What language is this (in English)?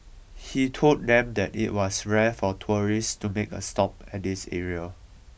English